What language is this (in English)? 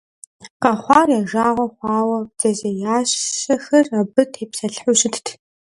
Kabardian